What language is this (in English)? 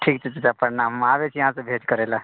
Maithili